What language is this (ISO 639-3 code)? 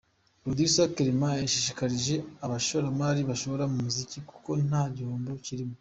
kin